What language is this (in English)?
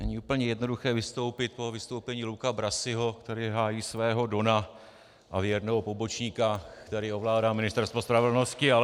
Czech